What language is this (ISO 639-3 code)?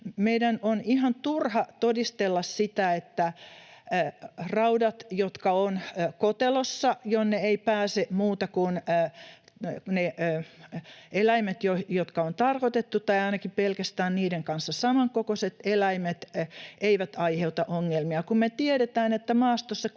fin